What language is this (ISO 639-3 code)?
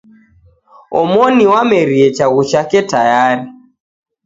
dav